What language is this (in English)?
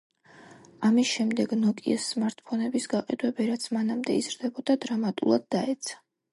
Georgian